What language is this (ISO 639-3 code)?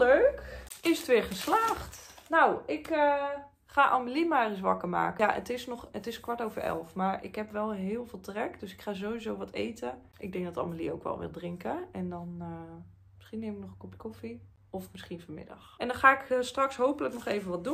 nld